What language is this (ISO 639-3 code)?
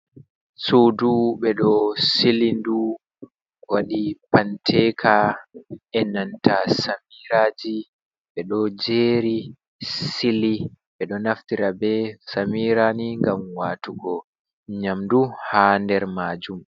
ful